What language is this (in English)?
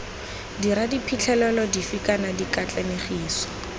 Tswana